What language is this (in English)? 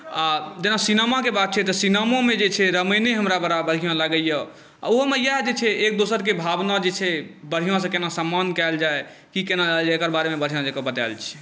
Maithili